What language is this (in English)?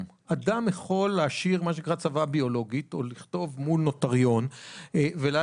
Hebrew